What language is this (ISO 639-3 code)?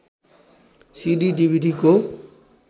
nep